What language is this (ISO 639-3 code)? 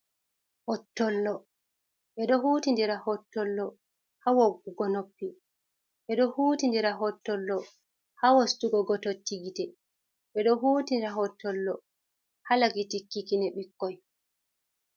ful